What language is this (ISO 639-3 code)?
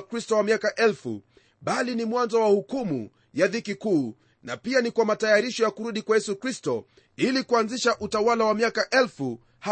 swa